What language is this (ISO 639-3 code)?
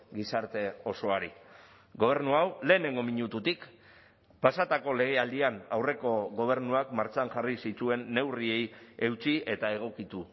eus